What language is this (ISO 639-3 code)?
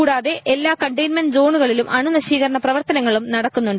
mal